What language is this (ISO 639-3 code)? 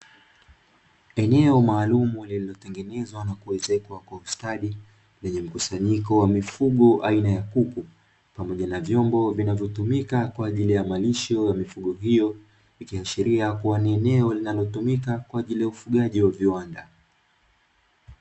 swa